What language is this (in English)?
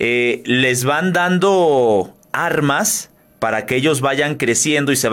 Spanish